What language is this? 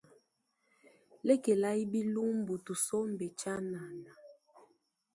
Luba-Lulua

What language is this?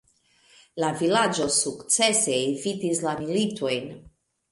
Esperanto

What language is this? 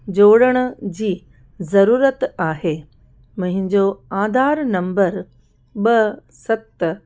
Sindhi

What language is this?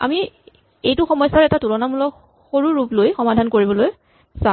Assamese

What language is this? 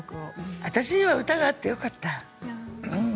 Japanese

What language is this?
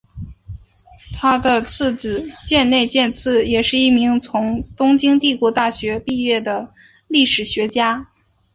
Chinese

